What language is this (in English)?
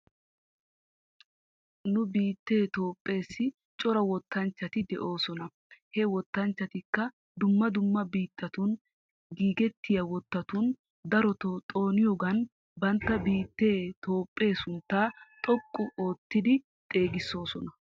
Wolaytta